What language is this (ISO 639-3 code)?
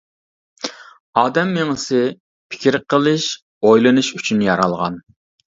uig